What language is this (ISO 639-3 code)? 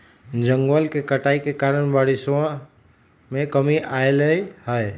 mag